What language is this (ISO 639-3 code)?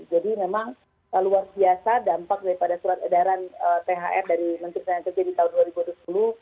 ind